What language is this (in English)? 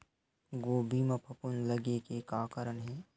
Chhattisgarhi